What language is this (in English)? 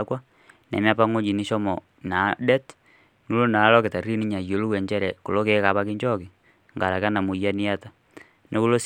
Masai